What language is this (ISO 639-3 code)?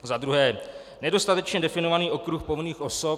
ces